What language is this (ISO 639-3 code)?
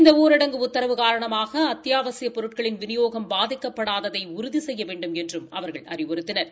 tam